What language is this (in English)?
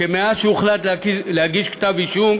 Hebrew